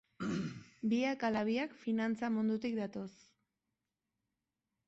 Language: Basque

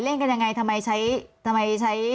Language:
Thai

